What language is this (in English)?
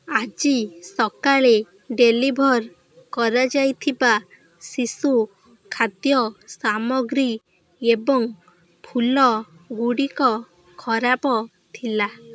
Odia